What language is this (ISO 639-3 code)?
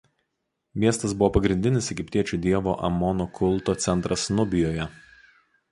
lit